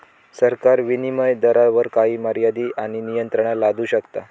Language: Marathi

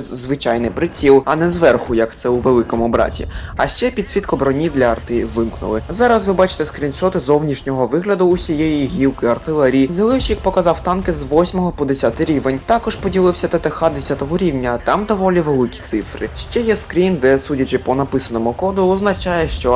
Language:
Ukrainian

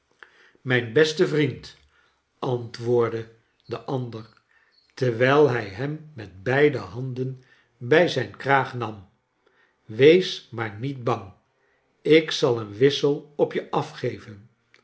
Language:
Dutch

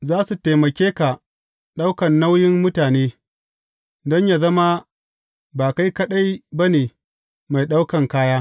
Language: Hausa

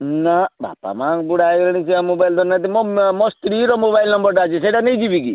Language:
Odia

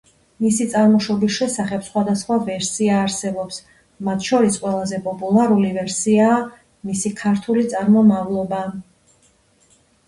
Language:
Georgian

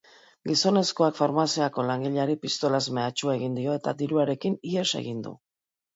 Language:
Basque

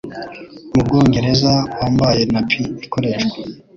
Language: Kinyarwanda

